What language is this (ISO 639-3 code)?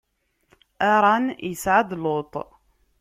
kab